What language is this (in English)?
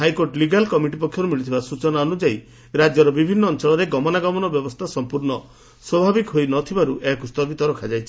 Odia